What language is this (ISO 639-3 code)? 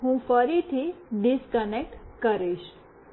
guj